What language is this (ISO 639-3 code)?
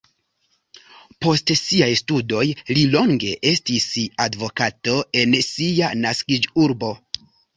epo